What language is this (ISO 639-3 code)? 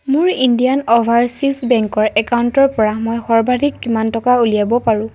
asm